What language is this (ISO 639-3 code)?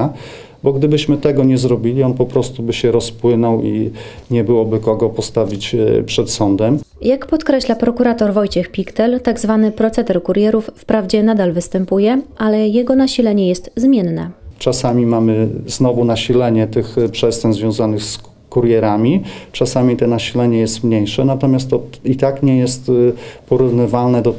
pol